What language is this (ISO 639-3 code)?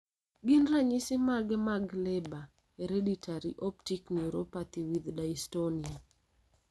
luo